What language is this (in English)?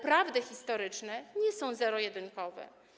Polish